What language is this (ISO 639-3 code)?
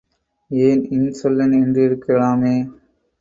tam